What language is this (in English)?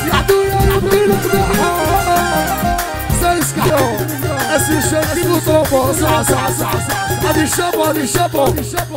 Arabic